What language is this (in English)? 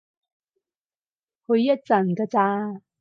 Cantonese